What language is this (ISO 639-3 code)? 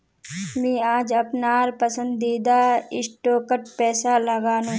mag